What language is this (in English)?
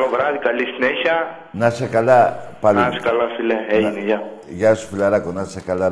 Greek